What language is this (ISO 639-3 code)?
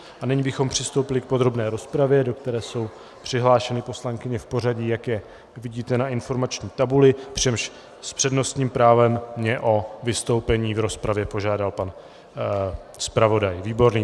ces